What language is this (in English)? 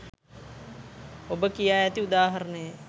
Sinhala